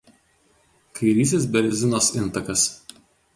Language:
Lithuanian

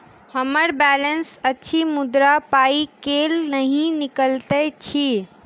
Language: Maithili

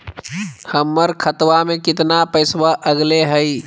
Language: Magahi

